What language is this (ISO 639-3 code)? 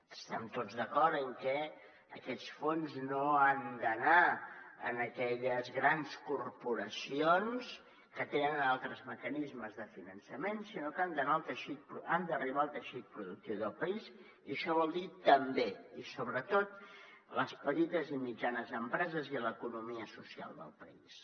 cat